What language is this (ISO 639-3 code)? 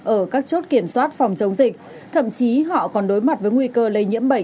vie